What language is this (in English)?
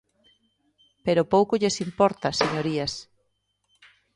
Galician